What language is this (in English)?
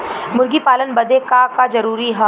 Bhojpuri